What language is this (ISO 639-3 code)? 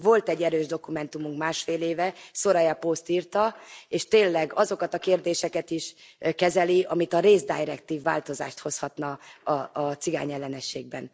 hun